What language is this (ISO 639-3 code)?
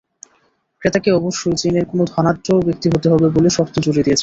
ben